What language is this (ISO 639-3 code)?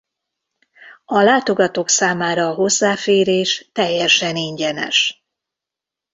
hun